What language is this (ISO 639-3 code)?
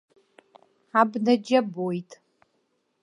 abk